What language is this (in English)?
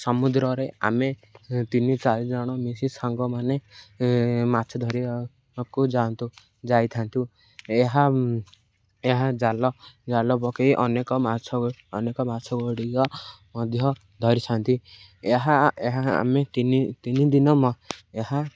Odia